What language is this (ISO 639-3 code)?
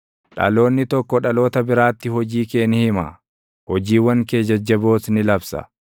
orm